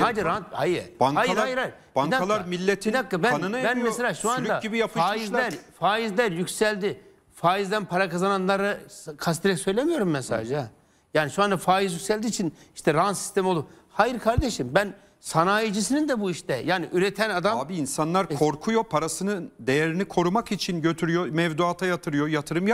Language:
Turkish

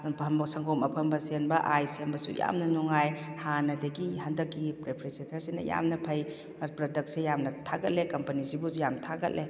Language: Manipuri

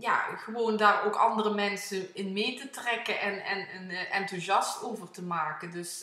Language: Dutch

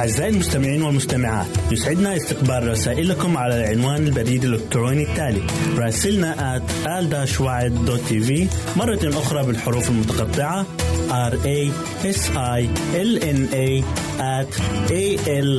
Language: Arabic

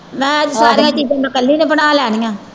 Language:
Punjabi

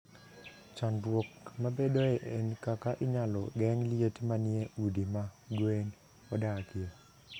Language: Luo (Kenya and Tanzania)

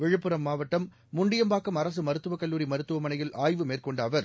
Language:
Tamil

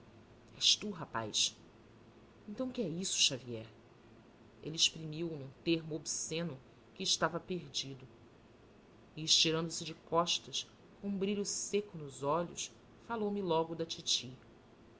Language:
Portuguese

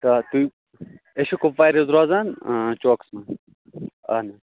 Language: Kashmiri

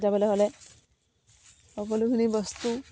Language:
Assamese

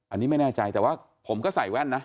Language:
Thai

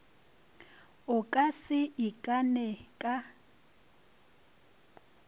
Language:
Northern Sotho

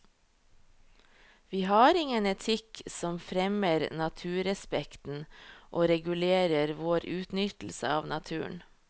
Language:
Norwegian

